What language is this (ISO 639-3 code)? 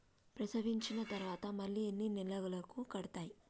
tel